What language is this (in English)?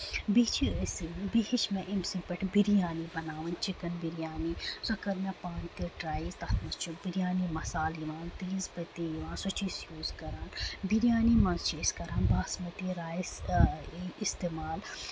Kashmiri